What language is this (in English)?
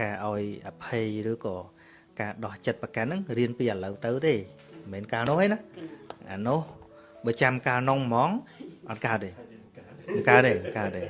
Vietnamese